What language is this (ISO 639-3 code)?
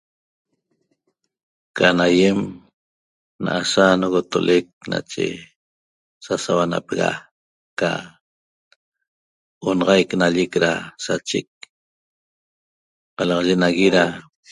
tob